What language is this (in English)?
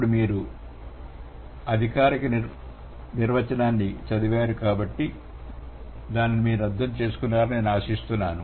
Telugu